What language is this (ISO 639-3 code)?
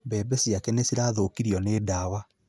kik